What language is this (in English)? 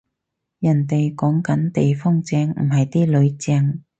Cantonese